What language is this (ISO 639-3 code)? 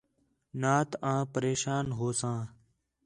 xhe